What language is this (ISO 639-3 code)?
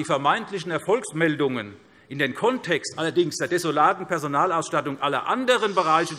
deu